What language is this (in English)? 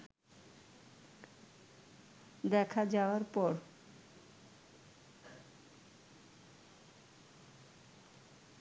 Bangla